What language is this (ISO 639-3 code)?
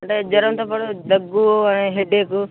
tel